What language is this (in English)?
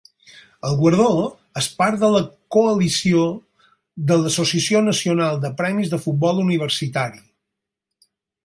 Catalan